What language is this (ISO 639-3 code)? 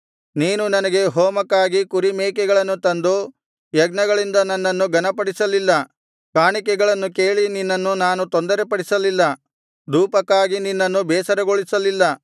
kan